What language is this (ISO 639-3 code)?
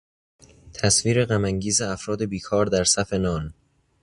fas